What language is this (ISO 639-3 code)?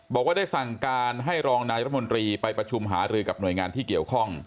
tha